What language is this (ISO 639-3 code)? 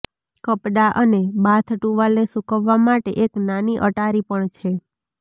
guj